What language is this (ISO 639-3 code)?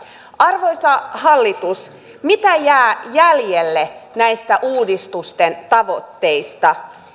fin